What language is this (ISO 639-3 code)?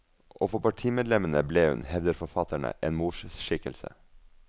nor